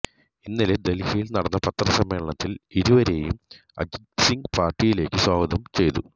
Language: Malayalam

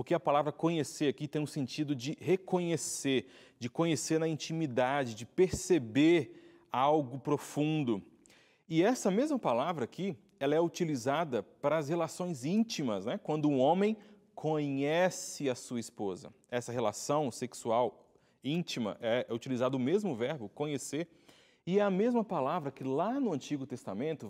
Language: Portuguese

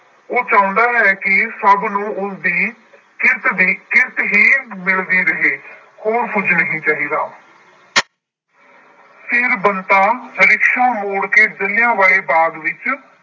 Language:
Punjabi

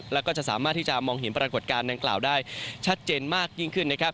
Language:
Thai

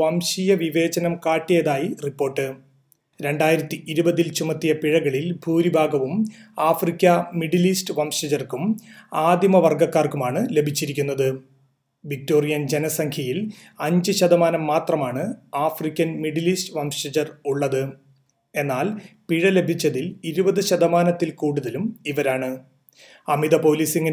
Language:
Malayalam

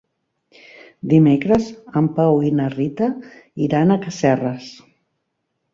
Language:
Catalan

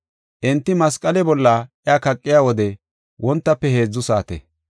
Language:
Gofa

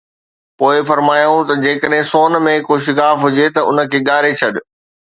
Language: Sindhi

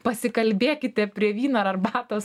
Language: Lithuanian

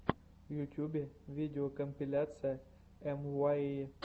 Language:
Russian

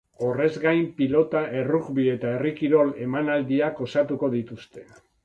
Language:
Basque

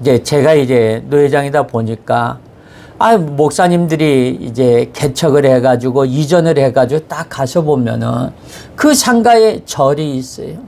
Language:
Korean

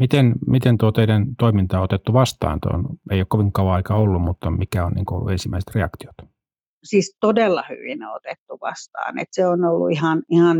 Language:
Finnish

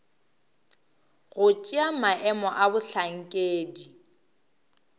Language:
Northern Sotho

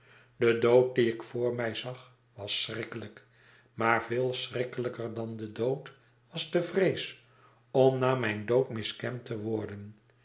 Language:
Dutch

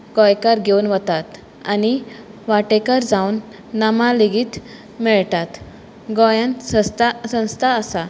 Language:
Konkani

